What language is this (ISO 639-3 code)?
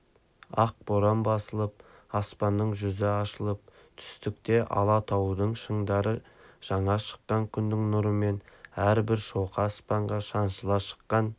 kaz